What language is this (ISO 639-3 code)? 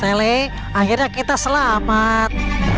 ind